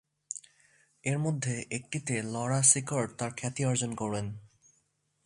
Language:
Bangla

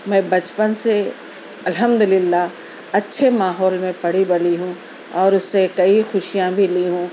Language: Urdu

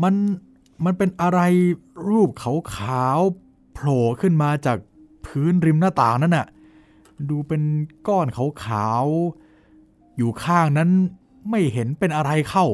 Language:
Thai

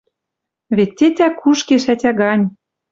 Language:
Western Mari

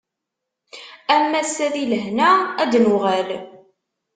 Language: Kabyle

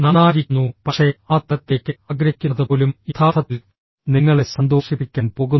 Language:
Malayalam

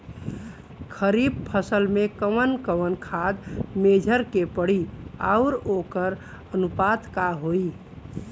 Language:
Bhojpuri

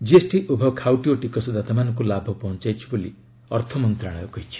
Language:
Odia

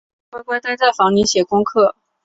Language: Chinese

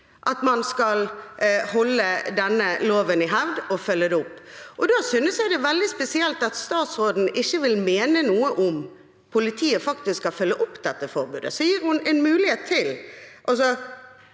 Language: Norwegian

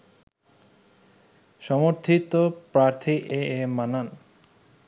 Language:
Bangla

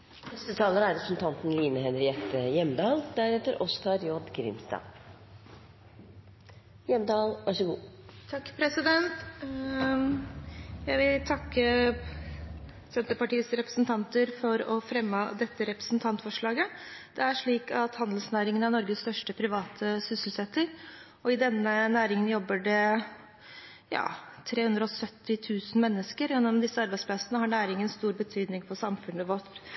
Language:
Norwegian Bokmål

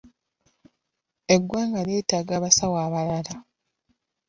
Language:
Ganda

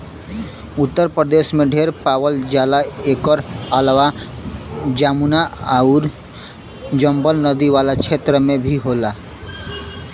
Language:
Bhojpuri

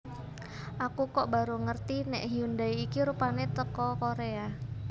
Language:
Javanese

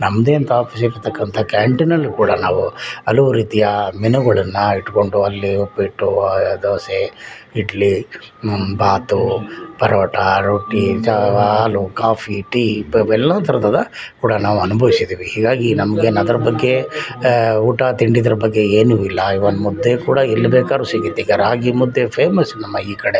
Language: Kannada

